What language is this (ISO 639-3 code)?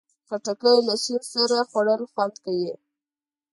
pus